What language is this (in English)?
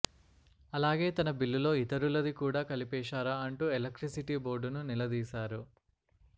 Telugu